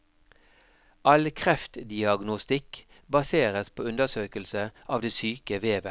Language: Norwegian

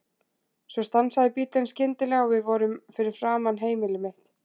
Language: Icelandic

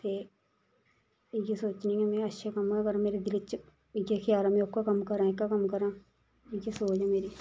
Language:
Dogri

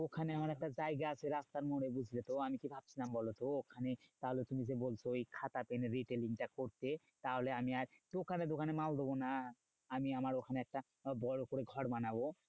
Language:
Bangla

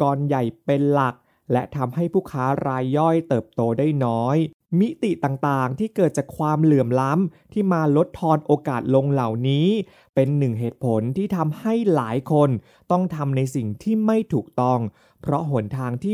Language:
Thai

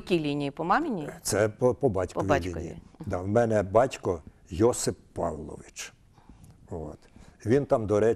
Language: Ukrainian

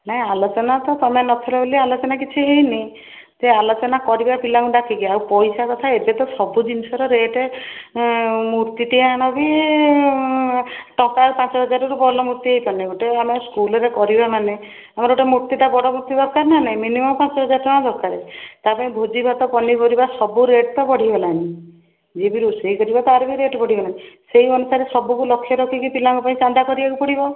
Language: Odia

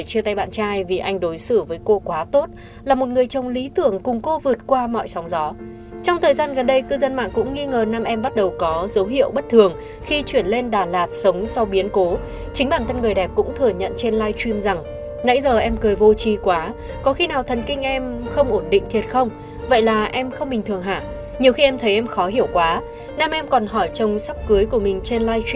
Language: Vietnamese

